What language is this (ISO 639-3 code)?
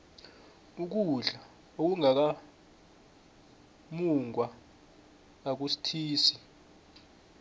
nbl